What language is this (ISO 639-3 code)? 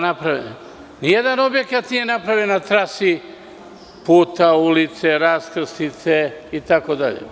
srp